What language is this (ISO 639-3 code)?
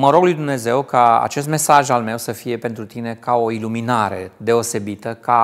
ron